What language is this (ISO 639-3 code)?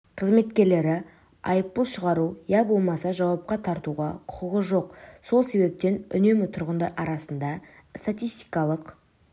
kaz